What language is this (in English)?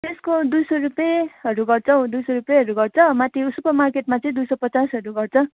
Nepali